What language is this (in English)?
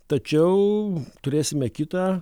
Lithuanian